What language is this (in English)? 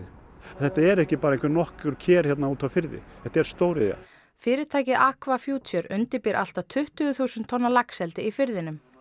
Icelandic